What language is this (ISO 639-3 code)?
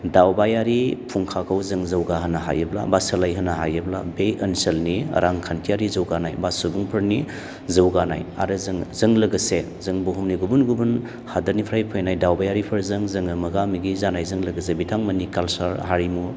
brx